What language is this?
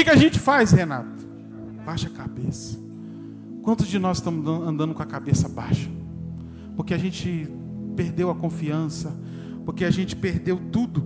Portuguese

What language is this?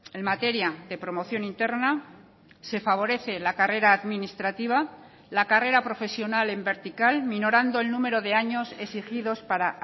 Spanish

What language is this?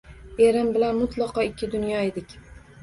Uzbek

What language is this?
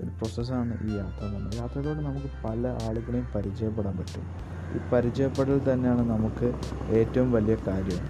Malayalam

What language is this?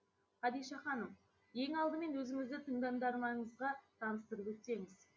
Kazakh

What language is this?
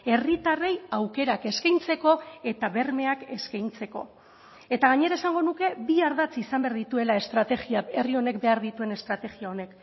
Basque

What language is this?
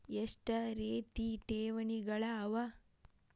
Kannada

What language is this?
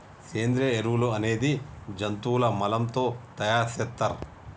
Telugu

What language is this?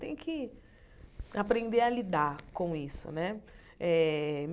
Portuguese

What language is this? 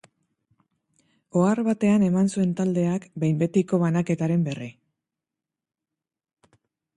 Basque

